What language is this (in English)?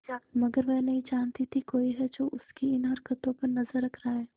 Hindi